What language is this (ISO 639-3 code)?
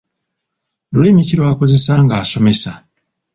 lug